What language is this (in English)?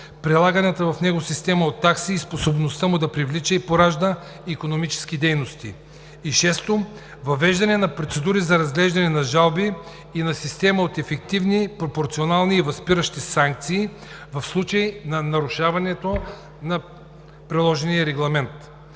Bulgarian